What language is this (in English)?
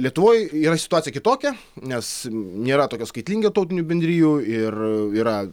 Lithuanian